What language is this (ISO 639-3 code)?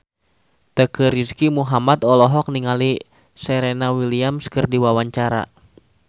sun